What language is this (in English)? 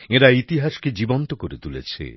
Bangla